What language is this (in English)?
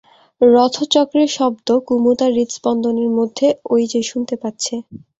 Bangla